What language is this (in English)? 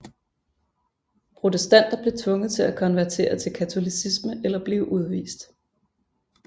Danish